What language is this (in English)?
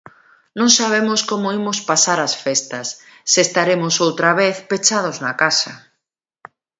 Galician